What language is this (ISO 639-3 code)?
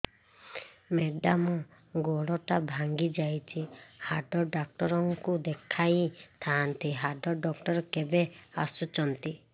ori